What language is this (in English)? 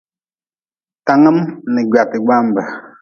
Nawdm